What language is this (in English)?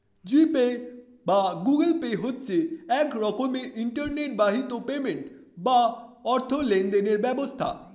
Bangla